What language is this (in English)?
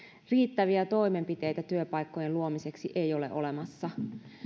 Finnish